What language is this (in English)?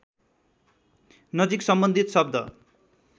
Nepali